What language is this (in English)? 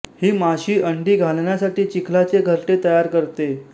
Marathi